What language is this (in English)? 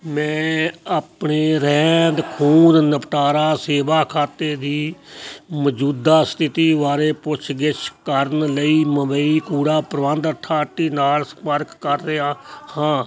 Punjabi